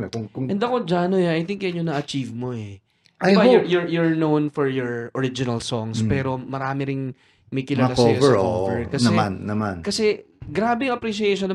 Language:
Filipino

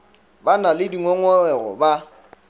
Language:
Northern Sotho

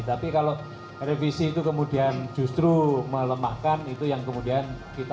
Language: Indonesian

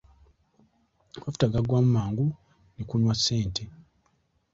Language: Ganda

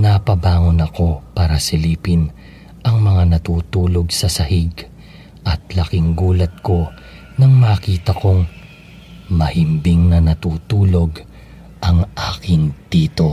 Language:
Filipino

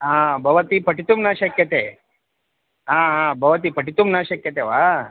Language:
Sanskrit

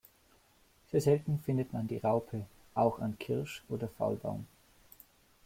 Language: German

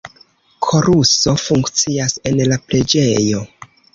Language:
Esperanto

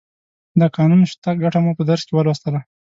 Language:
Pashto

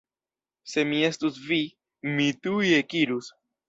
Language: Esperanto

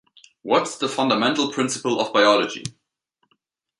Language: English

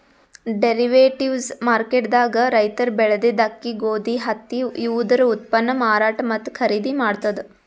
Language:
Kannada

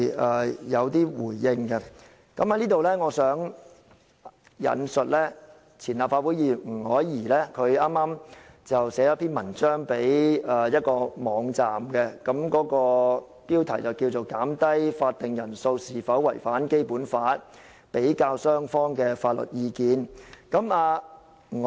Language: Cantonese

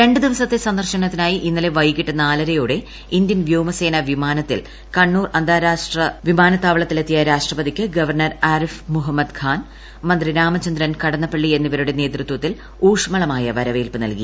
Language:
Malayalam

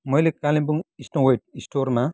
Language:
Nepali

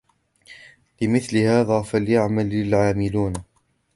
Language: Arabic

